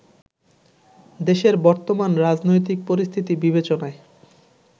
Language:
Bangla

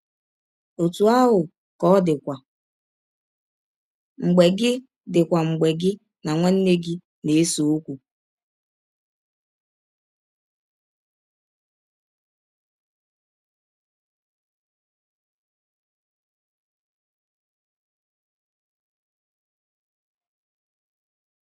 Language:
Igbo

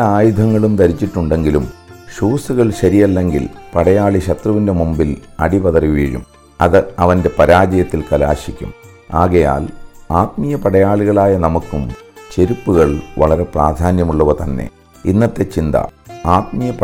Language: Malayalam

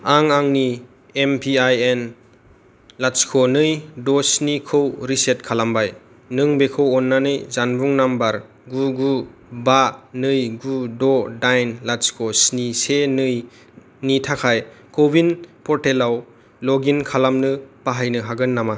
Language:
Bodo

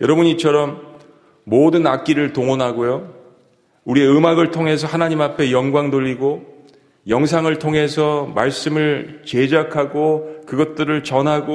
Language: Korean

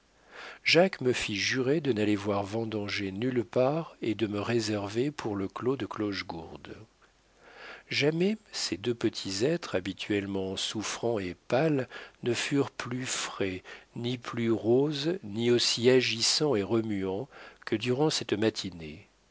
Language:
French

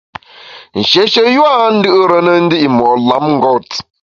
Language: Bamun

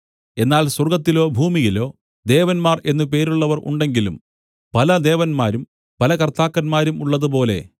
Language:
Malayalam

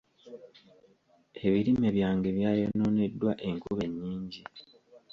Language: Ganda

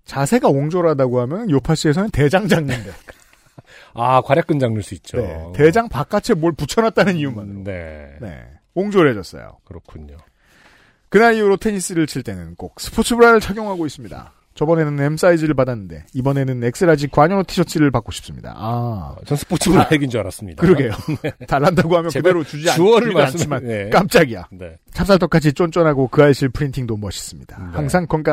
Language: Korean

